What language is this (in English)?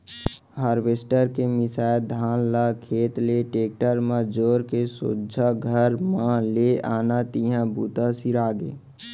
Chhattisgarhi